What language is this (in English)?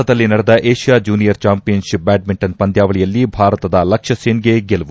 Kannada